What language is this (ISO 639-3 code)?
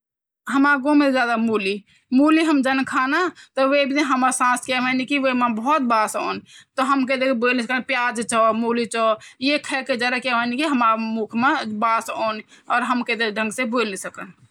gbm